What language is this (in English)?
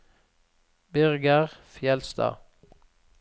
Norwegian